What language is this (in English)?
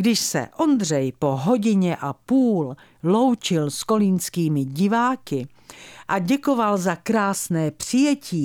Czech